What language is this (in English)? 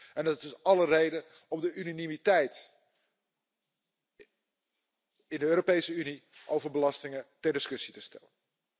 Dutch